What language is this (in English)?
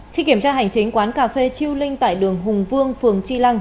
Vietnamese